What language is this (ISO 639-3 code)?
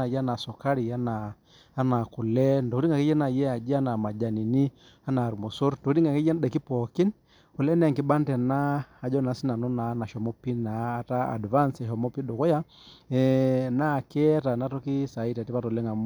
mas